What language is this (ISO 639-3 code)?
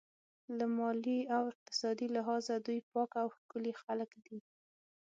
pus